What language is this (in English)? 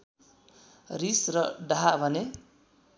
Nepali